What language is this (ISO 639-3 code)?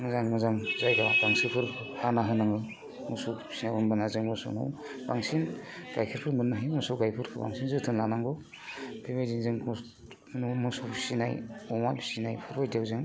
brx